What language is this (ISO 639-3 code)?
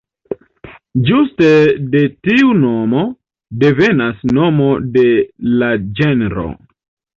epo